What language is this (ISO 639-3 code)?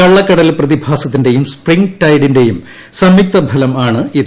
mal